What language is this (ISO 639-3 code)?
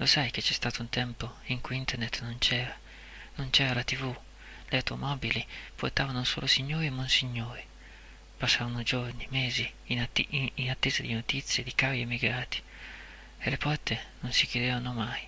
ita